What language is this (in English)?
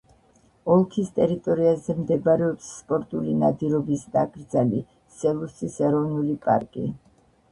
Georgian